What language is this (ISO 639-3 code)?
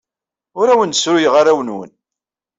kab